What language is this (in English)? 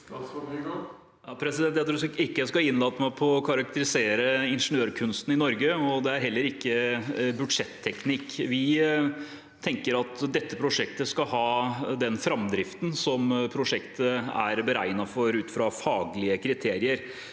Norwegian